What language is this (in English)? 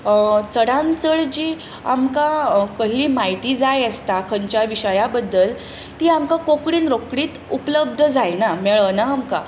Konkani